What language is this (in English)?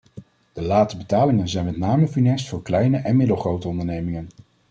Dutch